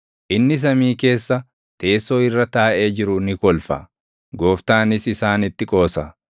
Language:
Oromo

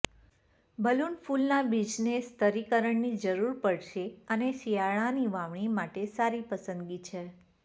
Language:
Gujarati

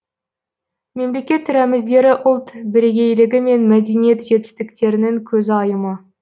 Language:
Kazakh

